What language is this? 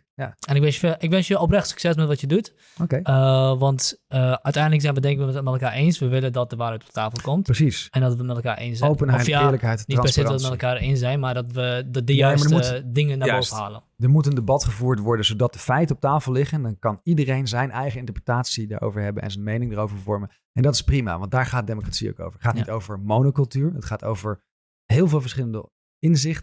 Dutch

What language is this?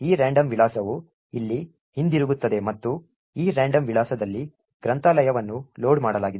Kannada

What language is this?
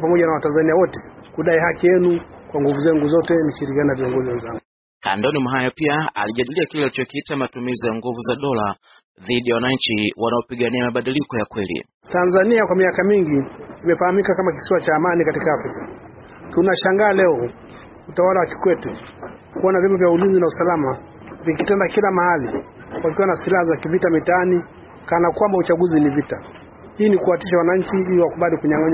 Swahili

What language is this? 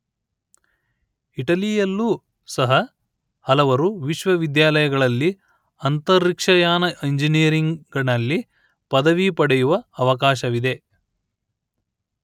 Kannada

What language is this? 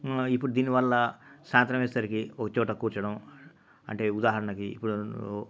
Telugu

